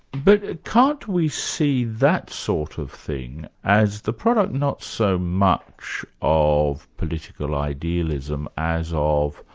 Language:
English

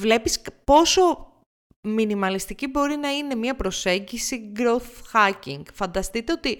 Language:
Greek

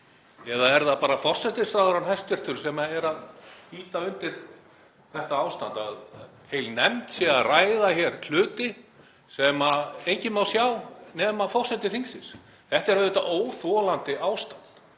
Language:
Icelandic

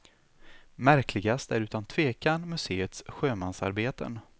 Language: Swedish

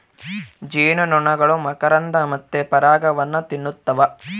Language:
Kannada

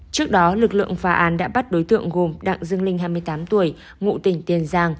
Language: Vietnamese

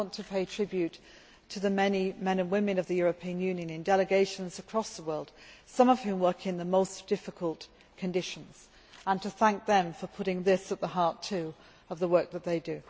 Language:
English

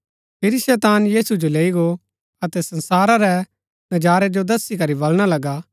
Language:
Gaddi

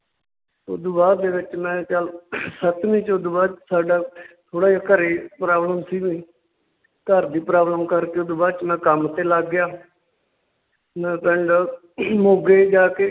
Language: Punjabi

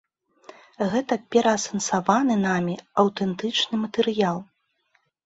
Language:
Belarusian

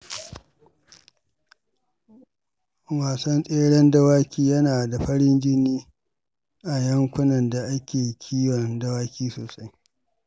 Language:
Hausa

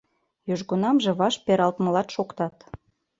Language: Mari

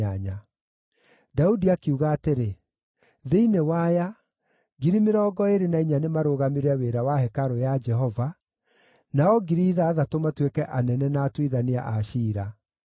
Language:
Kikuyu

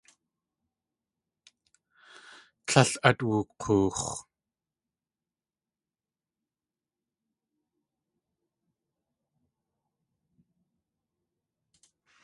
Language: Tlingit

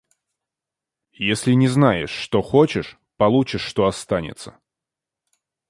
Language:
Russian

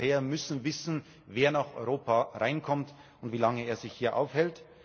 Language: German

